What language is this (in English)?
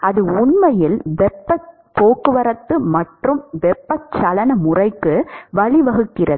Tamil